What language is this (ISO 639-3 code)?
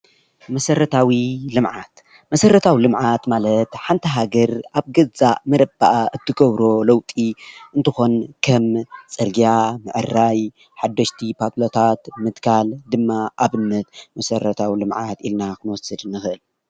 tir